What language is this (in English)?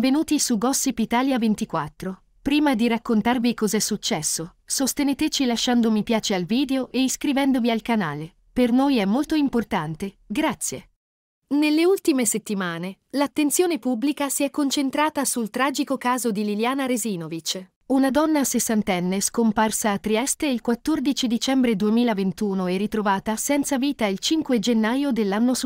Italian